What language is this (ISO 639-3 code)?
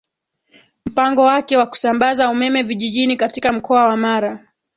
swa